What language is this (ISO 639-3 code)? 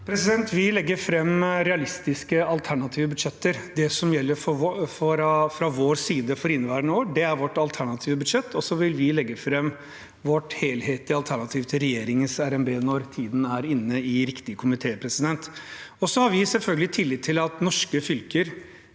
nor